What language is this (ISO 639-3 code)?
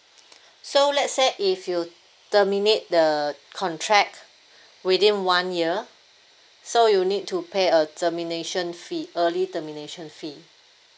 eng